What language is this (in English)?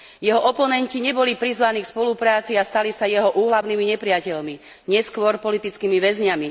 Slovak